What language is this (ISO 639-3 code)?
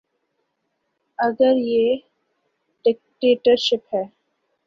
urd